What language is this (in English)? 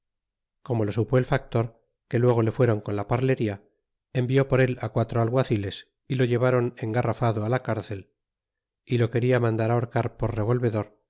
Spanish